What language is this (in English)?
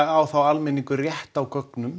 Icelandic